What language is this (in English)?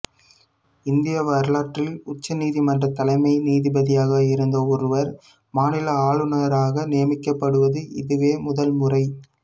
Tamil